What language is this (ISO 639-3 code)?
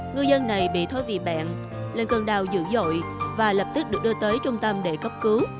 vie